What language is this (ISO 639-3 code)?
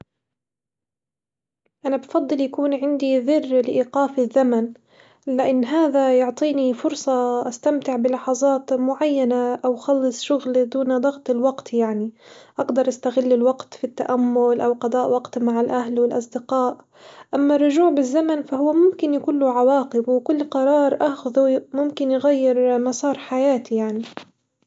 acw